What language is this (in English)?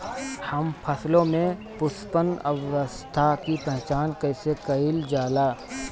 Bhojpuri